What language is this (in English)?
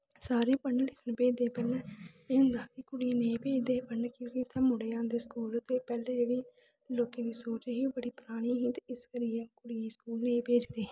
Dogri